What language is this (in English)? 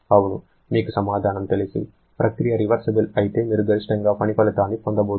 Telugu